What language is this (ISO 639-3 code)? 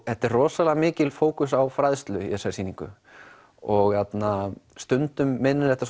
isl